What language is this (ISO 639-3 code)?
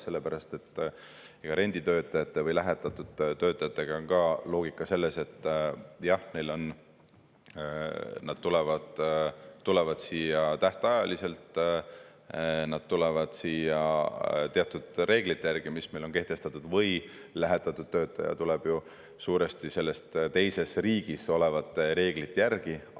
est